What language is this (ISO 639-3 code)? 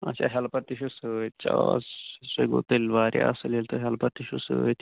kas